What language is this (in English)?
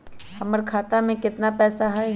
Magahi